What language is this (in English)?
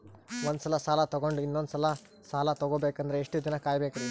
Kannada